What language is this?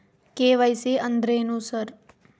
Kannada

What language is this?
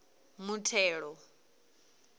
Venda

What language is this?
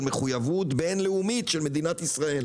Hebrew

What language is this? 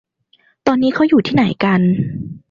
Thai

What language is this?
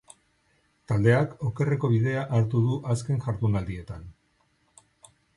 Basque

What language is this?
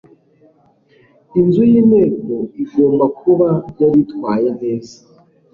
Kinyarwanda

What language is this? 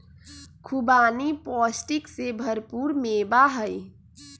Magahi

